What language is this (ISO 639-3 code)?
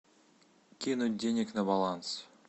rus